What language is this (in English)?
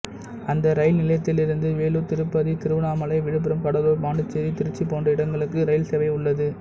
Tamil